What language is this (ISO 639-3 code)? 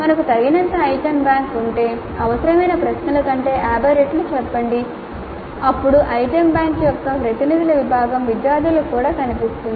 tel